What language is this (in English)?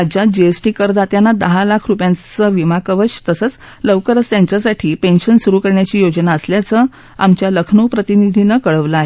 Marathi